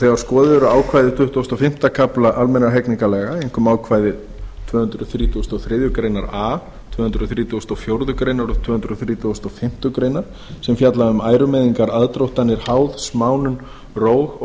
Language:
Icelandic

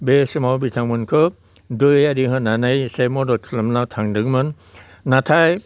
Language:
Bodo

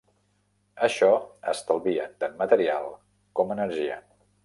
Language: Catalan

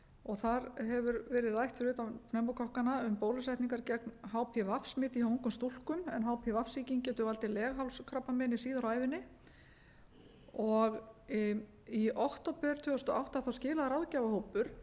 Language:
Icelandic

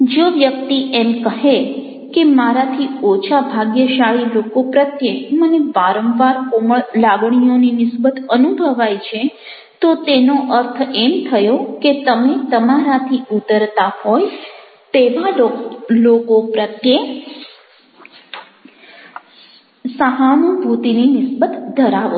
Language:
Gujarati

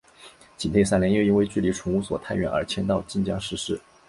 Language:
Chinese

